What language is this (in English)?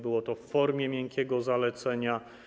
Polish